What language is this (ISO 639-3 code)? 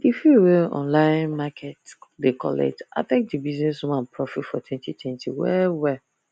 pcm